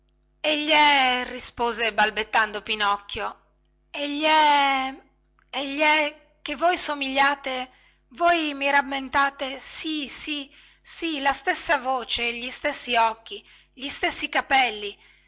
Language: Italian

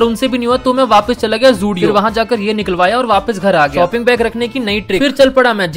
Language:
Hindi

